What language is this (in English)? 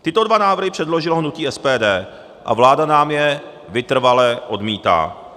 Czech